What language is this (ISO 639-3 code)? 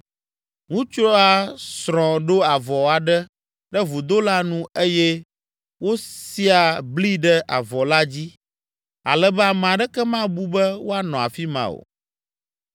ewe